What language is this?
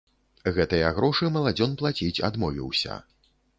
Belarusian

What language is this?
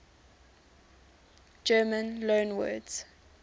English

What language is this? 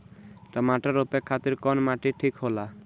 Bhojpuri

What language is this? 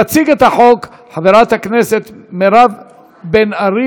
Hebrew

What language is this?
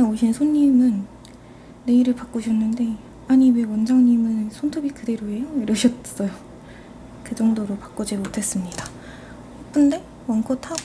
Korean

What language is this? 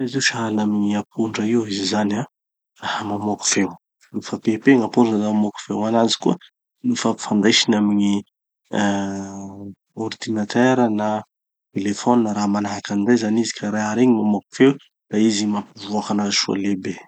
Tanosy Malagasy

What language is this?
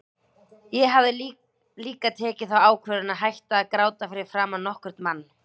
Icelandic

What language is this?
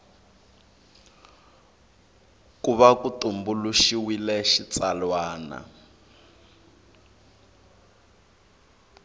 Tsonga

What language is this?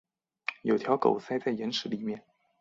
Chinese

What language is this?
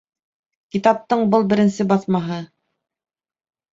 Bashkir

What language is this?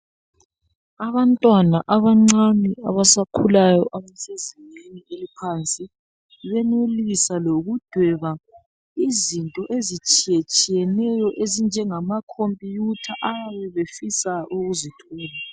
North Ndebele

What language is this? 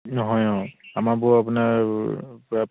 Assamese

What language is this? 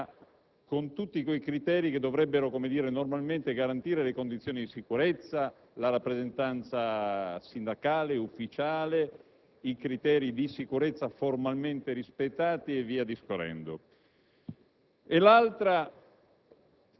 Italian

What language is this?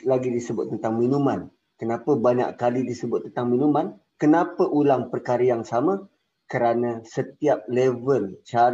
Malay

